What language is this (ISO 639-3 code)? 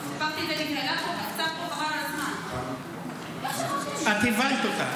heb